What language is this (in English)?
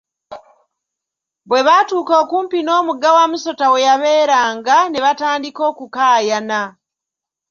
Ganda